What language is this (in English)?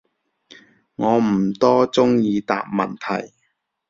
Cantonese